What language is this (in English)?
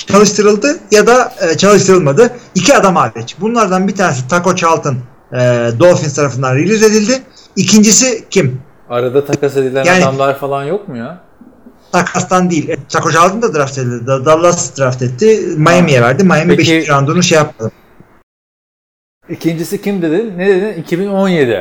Turkish